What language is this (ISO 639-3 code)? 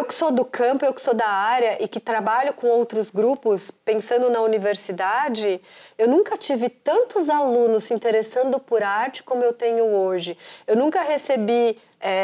por